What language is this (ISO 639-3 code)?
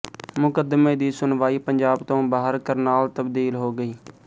pan